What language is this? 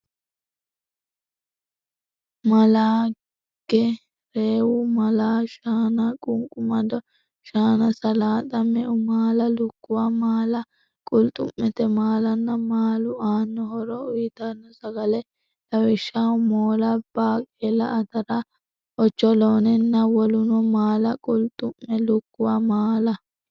Sidamo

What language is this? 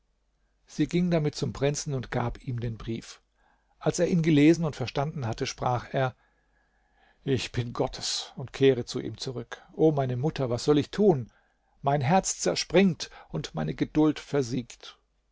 German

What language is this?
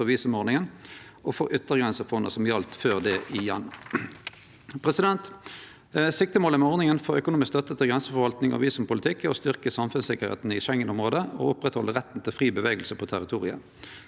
Norwegian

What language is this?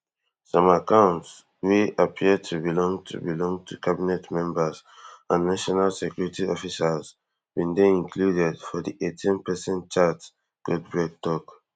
Nigerian Pidgin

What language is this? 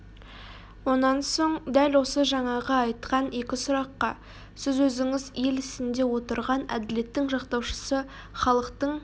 Kazakh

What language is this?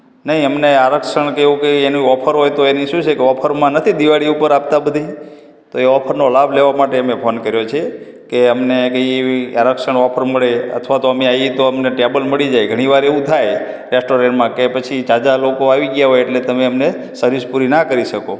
Gujarati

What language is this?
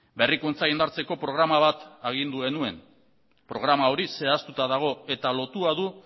Basque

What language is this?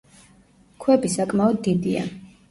Georgian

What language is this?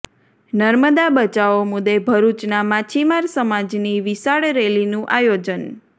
Gujarati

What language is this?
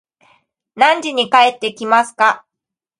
Japanese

